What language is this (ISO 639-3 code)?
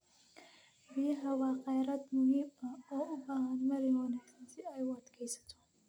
som